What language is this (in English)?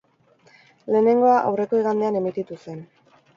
Basque